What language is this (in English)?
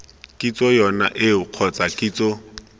Tswana